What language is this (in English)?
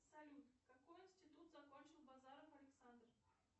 Russian